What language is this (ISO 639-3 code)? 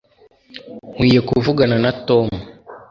kin